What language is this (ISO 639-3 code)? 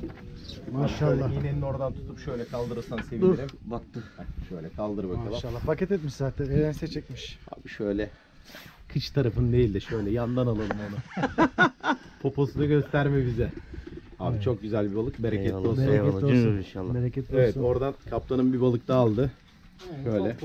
tur